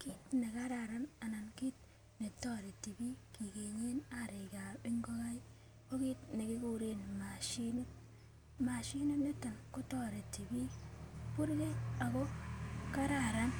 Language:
Kalenjin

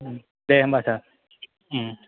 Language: Bodo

